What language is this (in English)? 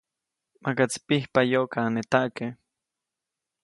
Copainalá Zoque